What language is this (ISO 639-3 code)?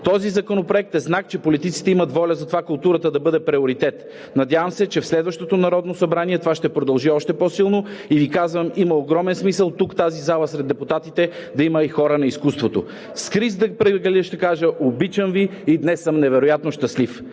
bul